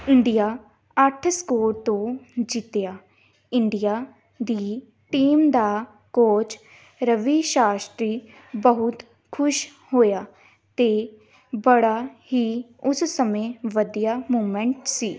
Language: Punjabi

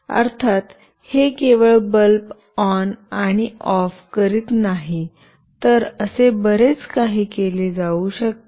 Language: Marathi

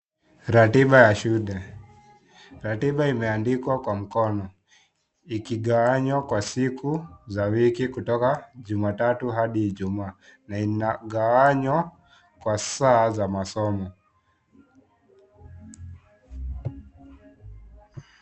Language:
Swahili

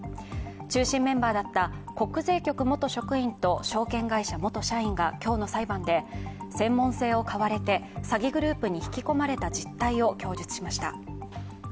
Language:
Japanese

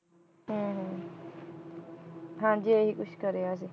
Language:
Punjabi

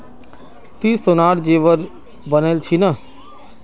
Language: Magahi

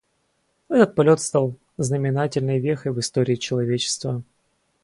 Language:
Russian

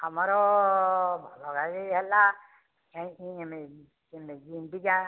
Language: Odia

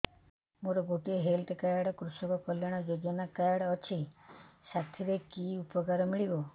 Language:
Odia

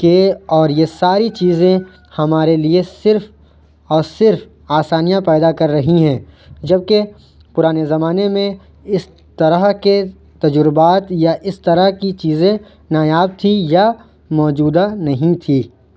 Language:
Urdu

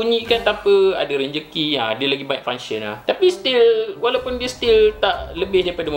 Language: Malay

